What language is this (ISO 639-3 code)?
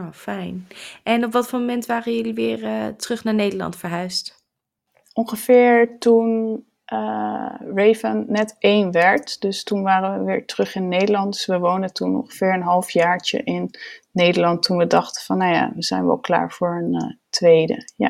nld